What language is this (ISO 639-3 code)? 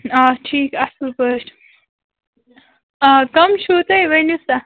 kas